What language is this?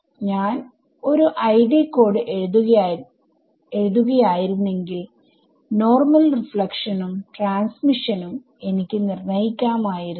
Malayalam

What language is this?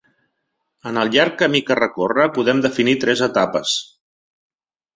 Catalan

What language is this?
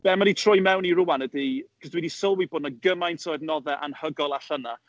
Welsh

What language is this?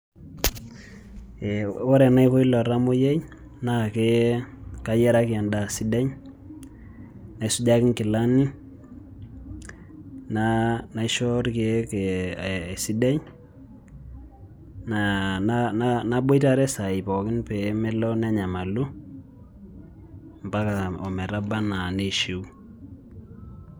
Masai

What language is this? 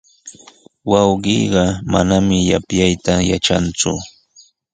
Sihuas Ancash Quechua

